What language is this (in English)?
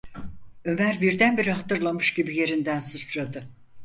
Turkish